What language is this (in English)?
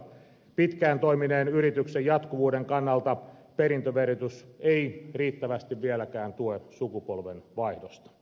Finnish